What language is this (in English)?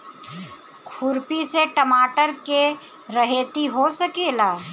Bhojpuri